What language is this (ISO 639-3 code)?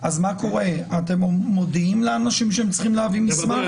heb